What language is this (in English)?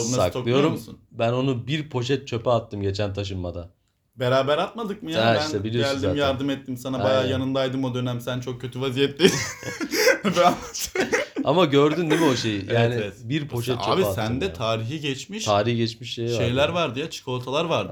Turkish